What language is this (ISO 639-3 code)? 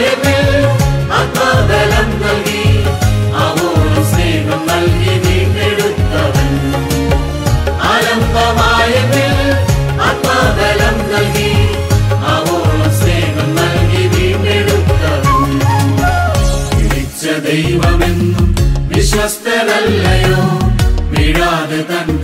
ara